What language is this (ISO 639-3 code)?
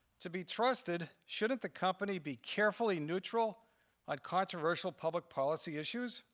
eng